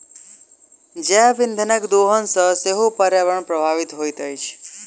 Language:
Maithili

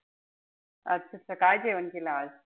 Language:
Marathi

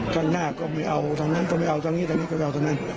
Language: Thai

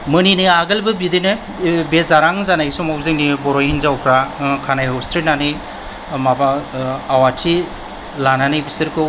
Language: Bodo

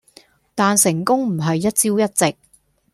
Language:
Cantonese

